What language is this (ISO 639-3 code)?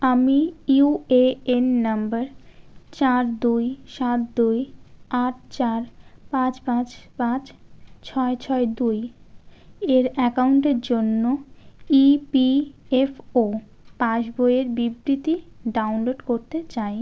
ben